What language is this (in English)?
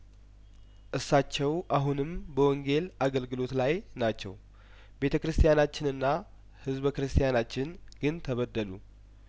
Amharic